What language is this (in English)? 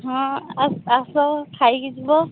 Odia